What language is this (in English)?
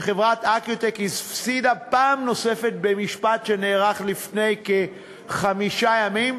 Hebrew